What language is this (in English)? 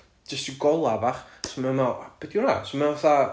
Welsh